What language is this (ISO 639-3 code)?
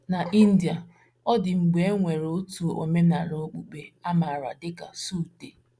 ibo